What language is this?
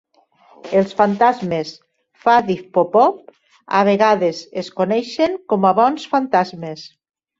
Catalan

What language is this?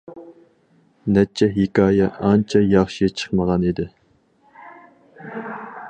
Uyghur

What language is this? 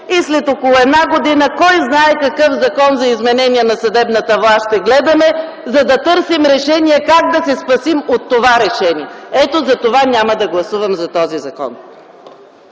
Bulgarian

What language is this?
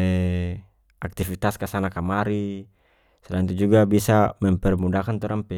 North Moluccan Malay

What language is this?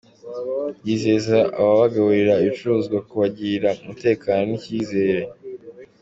Kinyarwanda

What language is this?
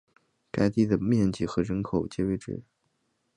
Chinese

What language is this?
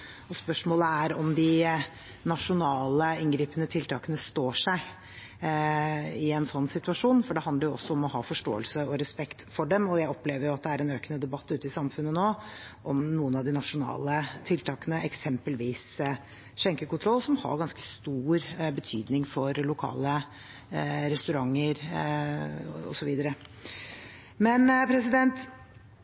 Norwegian Bokmål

